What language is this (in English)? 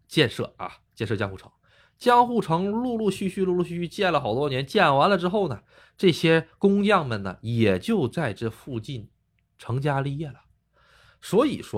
Chinese